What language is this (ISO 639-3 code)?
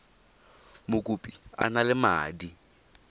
tsn